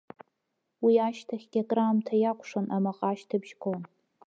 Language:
Abkhazian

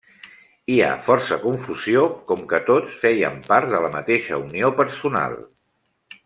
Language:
Catalan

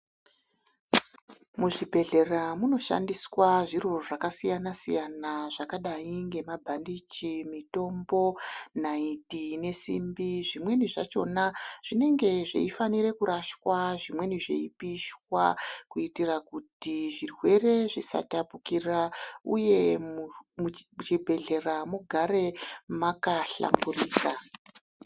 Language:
Ndau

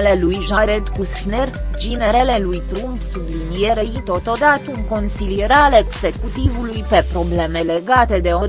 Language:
Romanian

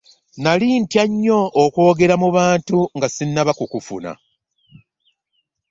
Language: Ganda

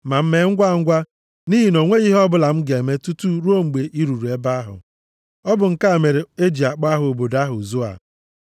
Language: Igbo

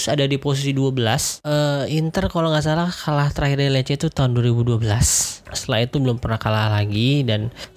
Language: Indonesian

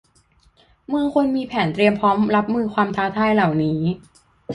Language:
Thai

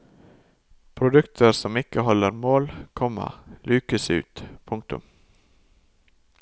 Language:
Norwegian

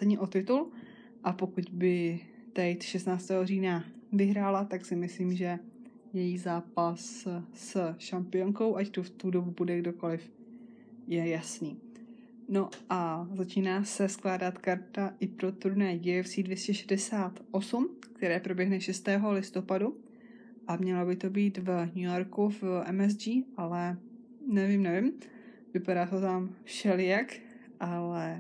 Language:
Czech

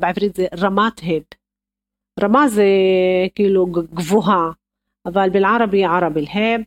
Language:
Hebrew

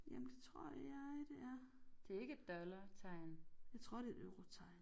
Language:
Danish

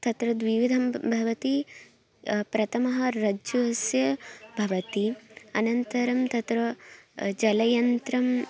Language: Sanskrit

